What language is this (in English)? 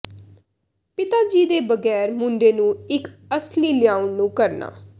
Punjabi